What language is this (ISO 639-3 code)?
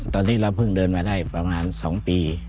tha